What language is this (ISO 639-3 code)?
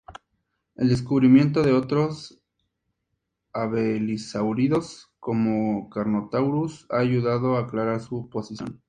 spa